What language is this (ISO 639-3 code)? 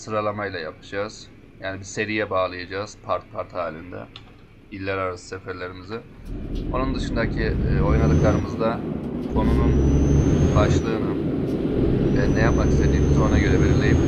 tur